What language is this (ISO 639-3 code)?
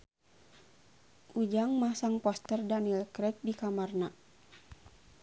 sun